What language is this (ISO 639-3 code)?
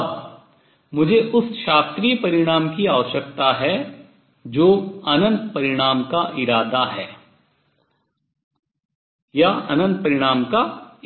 hin